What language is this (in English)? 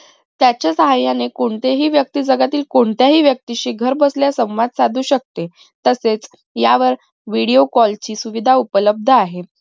Marathi